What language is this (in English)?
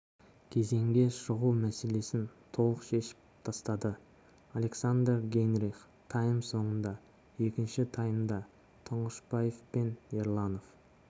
Kazakh